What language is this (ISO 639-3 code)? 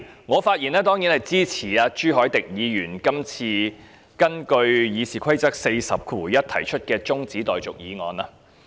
yue